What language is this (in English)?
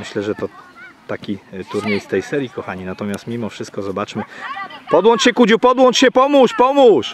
Polish